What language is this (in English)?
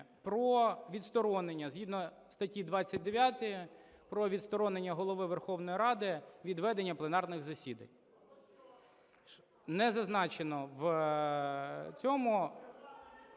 Ukrainian